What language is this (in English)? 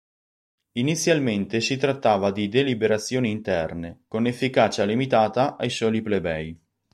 Italian